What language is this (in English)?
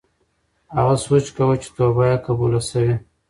Pashto